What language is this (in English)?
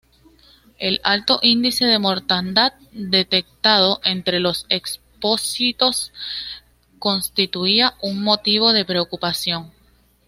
Spanish